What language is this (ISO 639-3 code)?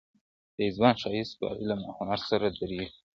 pus